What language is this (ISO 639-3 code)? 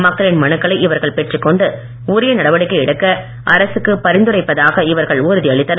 tam